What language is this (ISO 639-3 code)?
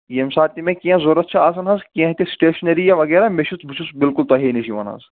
kas